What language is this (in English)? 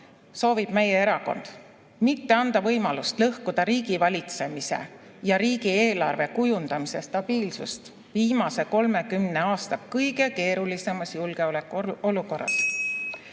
Estonian